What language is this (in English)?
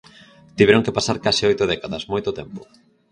Galician